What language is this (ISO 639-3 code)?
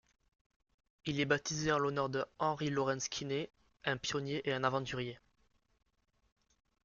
fra